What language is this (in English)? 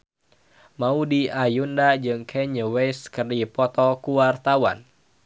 Sundanese